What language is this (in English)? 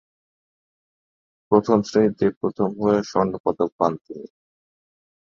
Bangla